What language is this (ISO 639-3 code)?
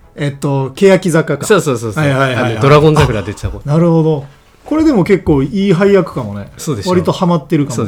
jpn